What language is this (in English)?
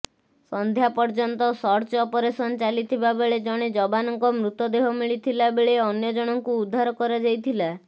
Odia